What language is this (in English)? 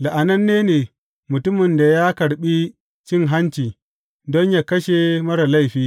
Hausa